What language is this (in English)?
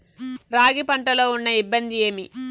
Telugu